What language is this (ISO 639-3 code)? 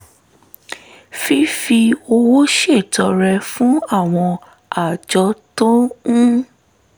yor